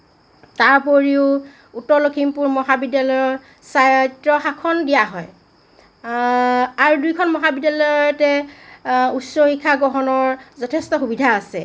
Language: Assamese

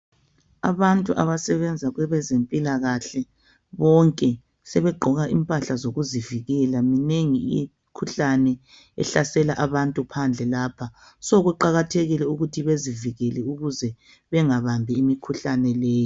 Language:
North Ndebele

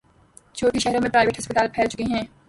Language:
Urdu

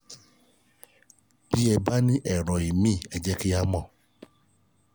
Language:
Yoruba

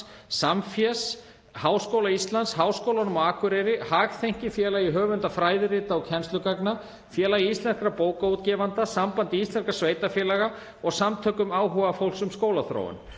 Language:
Icelandic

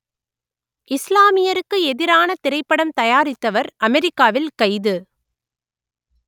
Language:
Tamil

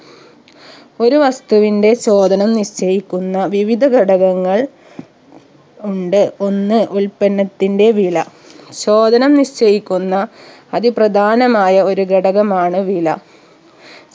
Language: Malayalam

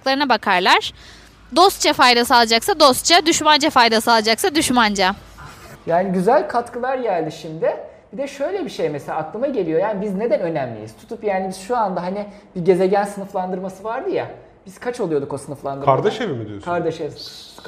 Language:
Turkish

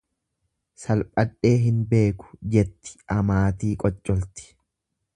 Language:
Oromo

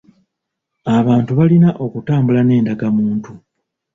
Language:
Ganda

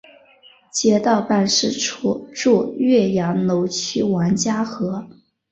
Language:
Chinese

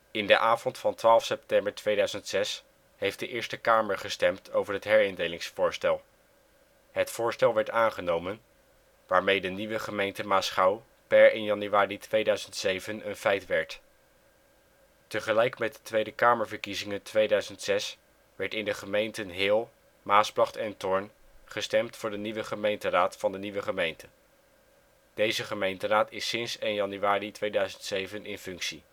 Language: Dutch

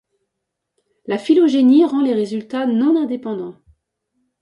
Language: French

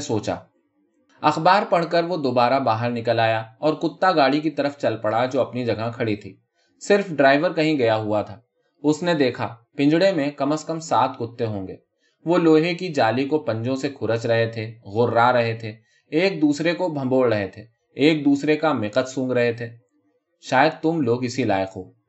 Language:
Urdu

